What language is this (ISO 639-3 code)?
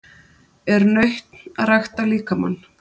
isl